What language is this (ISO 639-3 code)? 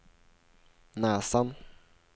swe